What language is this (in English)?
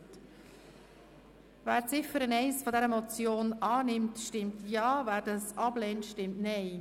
Swiss German